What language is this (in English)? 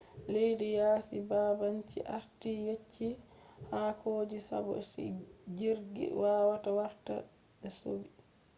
Fula